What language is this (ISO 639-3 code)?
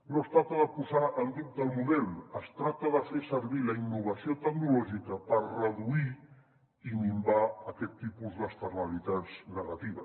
cat